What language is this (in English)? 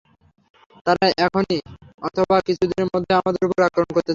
Bangla